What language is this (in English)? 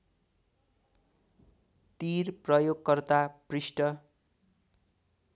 Nepali